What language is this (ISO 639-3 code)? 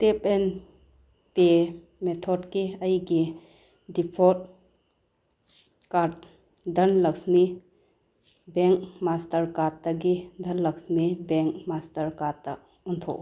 mni